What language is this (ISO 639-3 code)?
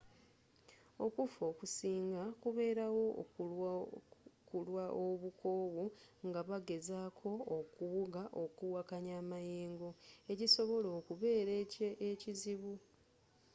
lug